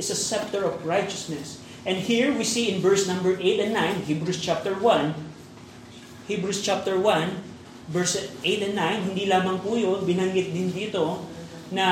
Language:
Filipino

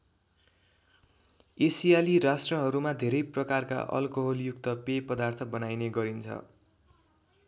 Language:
Nepali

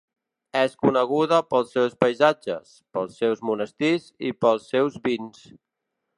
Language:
Catalan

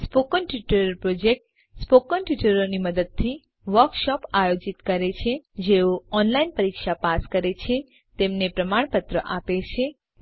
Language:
Gujarati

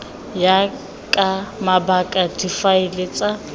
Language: Tswana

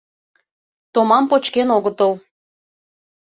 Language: Mari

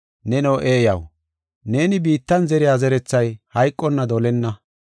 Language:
Gofa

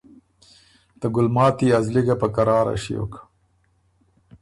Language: Ormuri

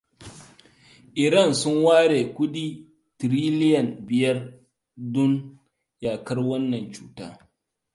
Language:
Hausa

